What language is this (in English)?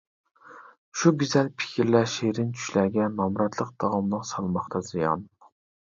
Uyghur